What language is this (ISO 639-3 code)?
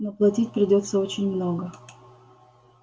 rus